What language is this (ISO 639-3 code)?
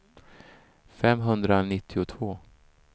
swe